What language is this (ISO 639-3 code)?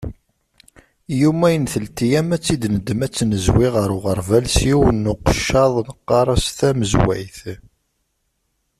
kab